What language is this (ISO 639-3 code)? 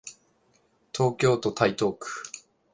jpn